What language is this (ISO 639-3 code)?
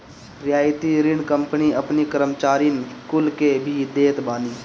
bho